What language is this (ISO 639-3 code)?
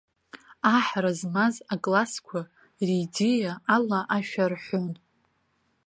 abk